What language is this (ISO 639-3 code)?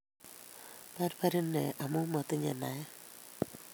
kln